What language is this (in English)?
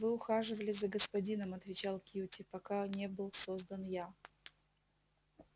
Russian